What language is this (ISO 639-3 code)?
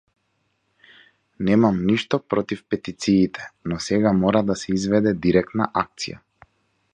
mkd